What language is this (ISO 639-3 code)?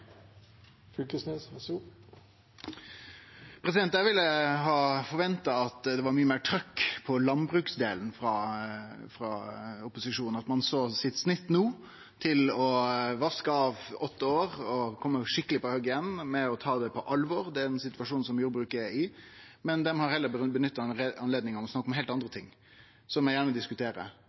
nno